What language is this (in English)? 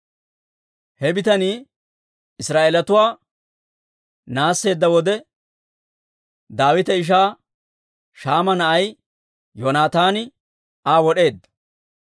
Dawro